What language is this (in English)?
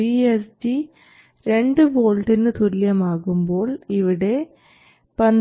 Malayalam